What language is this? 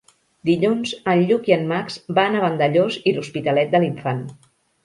Catalan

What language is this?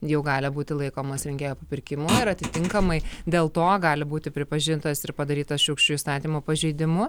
Lithuanian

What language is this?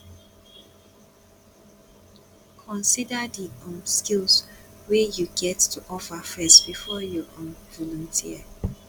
Nigerian Pidgin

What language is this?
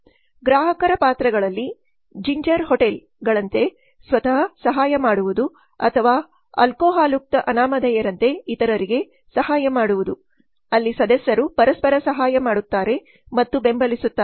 Kannada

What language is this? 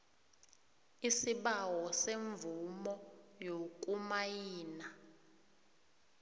South Ndebele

